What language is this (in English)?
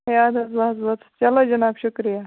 Kashmiri